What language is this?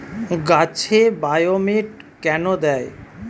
Bangla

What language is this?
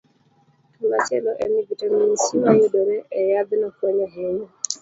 Luo (Kenya and Tanzania)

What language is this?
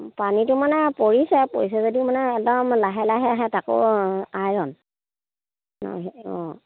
Assamese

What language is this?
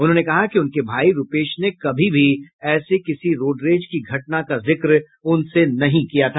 Hindi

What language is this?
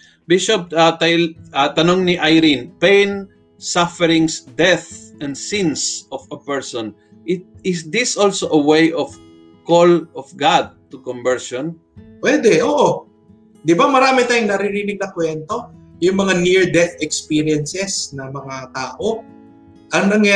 Filipino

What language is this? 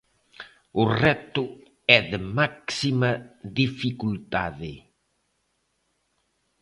Galician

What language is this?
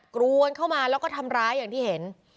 Thai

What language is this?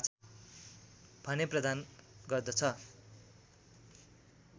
Nepali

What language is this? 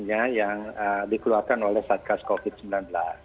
Indonesian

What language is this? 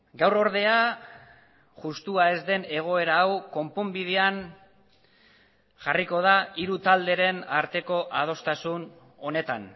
Basque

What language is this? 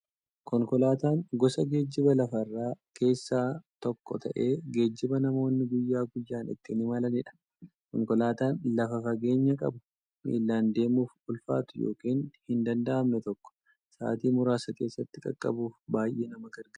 Oromo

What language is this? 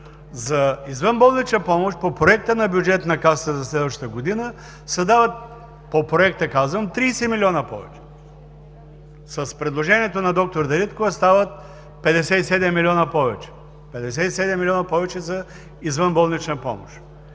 Bulgarian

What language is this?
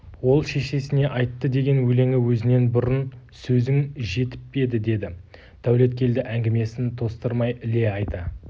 Kazakh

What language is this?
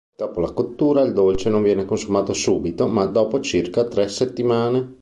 Italian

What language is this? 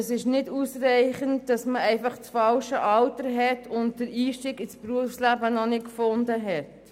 Swiss German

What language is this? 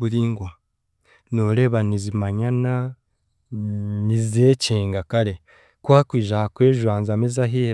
Chiga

